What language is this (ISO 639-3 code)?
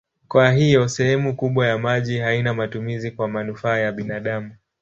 swa